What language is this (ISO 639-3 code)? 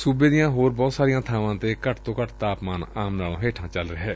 pan